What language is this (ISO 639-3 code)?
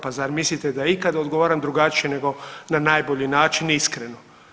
hrv